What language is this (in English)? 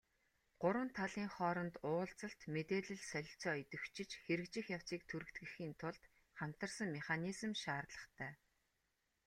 Mongolian